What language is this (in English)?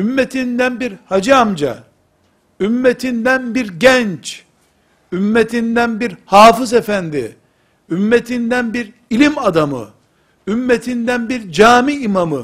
Turkish